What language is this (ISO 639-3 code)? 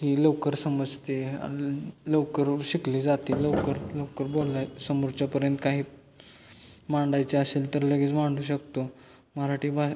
mar